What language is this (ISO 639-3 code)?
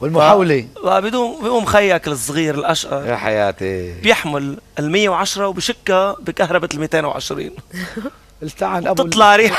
ara